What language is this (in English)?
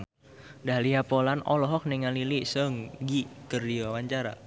Sundanese